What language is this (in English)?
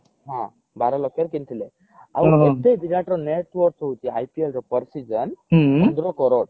Odia